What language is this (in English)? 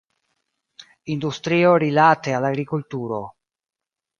Esperanto